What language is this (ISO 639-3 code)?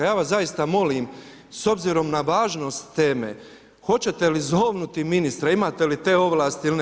hrv